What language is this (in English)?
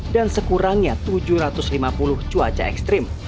Indonesian